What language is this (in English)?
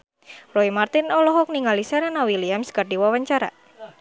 Sundanese